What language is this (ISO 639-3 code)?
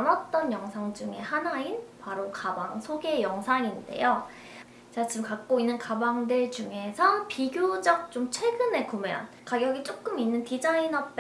kor